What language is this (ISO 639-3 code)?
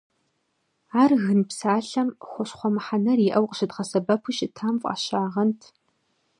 kbd